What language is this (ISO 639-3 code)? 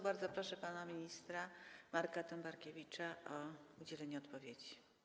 pol